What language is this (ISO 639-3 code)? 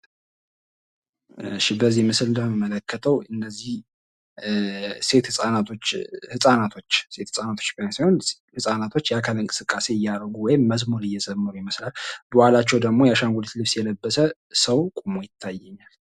amh